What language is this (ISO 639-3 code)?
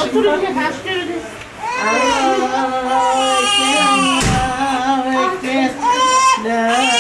tur